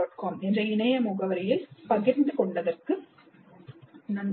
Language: Tamil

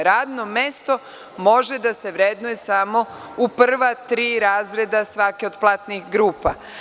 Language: Serbian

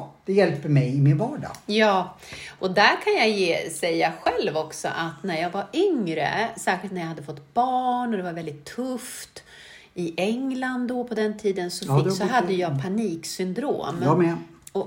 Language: Swedish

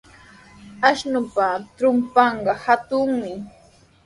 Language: Sihuas Ancash Quechua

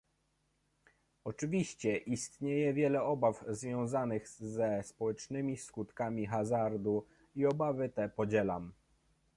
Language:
Polish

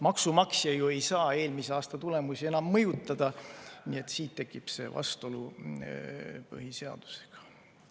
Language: Estonian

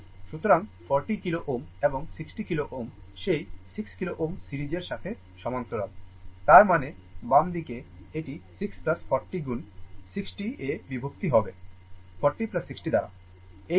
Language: Bangla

